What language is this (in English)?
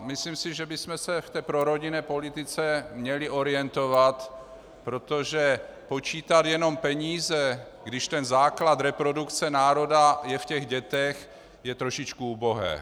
Czech